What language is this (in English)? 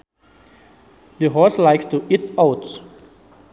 Sundanese